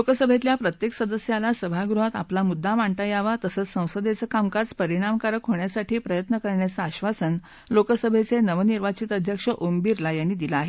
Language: Marathi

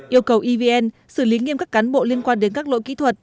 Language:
Vietnamese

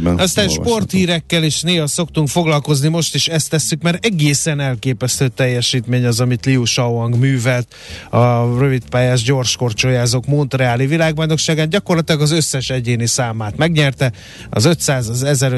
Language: Hungarian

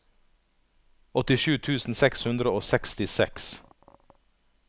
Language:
Norwegian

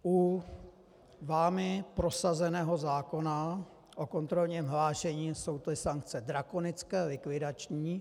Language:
Czech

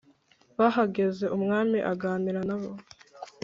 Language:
Kinyarwanda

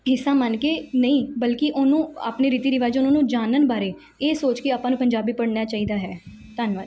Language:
Punjabi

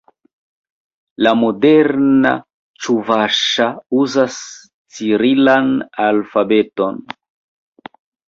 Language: Esperanto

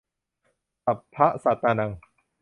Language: Thai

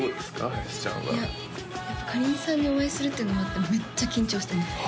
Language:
Japanese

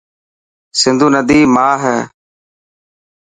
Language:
Dhatki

